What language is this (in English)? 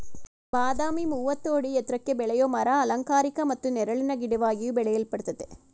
Kannada